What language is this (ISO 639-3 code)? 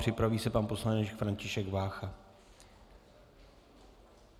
ces